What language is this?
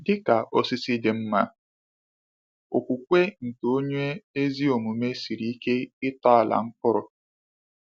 Igbo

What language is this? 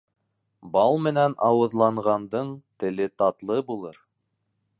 Bashkir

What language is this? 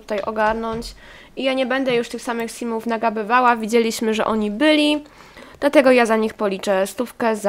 Polish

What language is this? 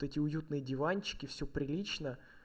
Russian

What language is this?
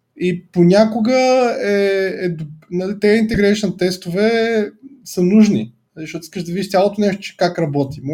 Bulgarian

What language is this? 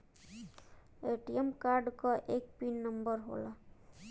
Bhojpuri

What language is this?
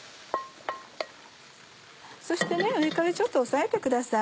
Japanese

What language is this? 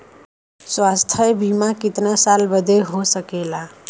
Bhojpuri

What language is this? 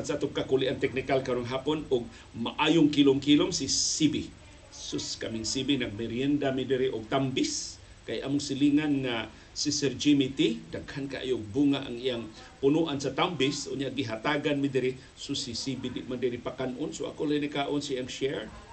Filipino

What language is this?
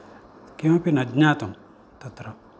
Sanskrit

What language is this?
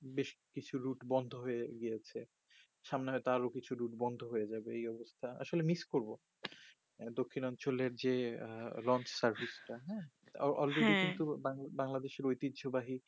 Bangla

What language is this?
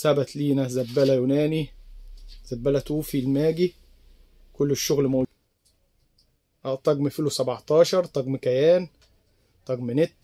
Arabic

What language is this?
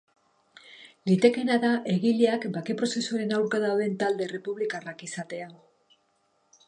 Basque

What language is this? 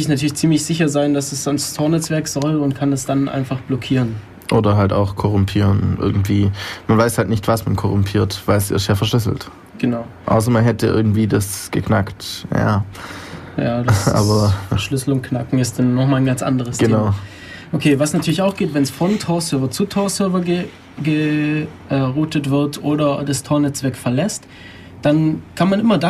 German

